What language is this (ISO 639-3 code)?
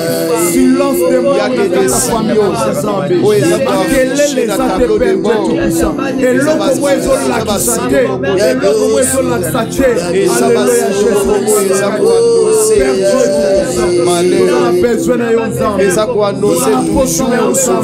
fra